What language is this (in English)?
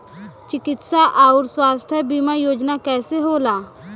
Bhojpuri